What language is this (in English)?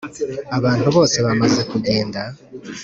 Kinyarwanda